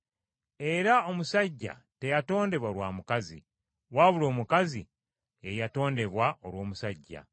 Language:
Ganda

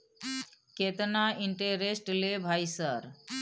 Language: Maithili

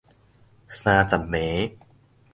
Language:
Min Nan Chinese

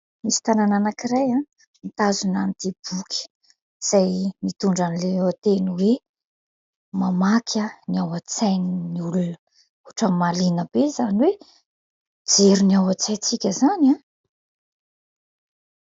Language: Malagasy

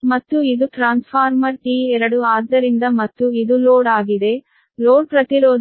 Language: Kannada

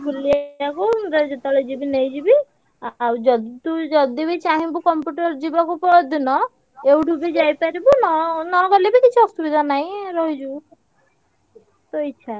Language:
Odia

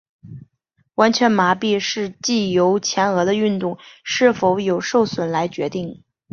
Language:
Chinese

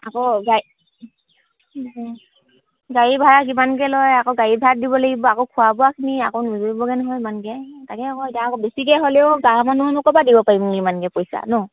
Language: Assamese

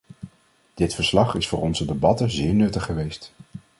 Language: Dutch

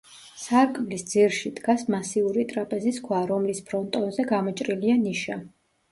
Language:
Georgian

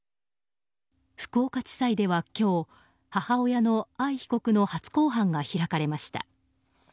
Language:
Japanese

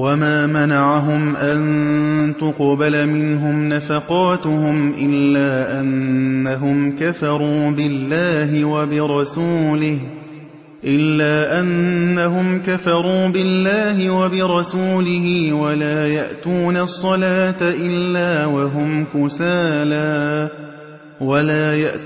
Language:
Arabic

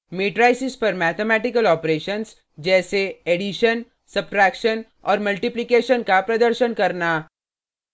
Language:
Hindi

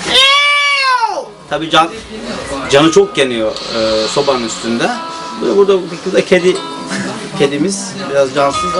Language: Turkish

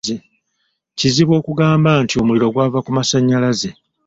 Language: Ganda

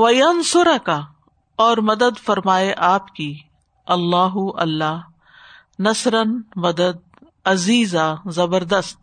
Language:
Urdu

